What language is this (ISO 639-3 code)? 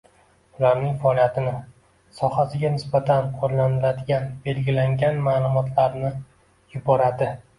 uzb